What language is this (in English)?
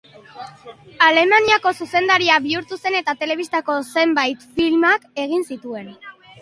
Basque